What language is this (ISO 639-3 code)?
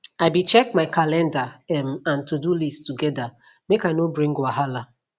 pcm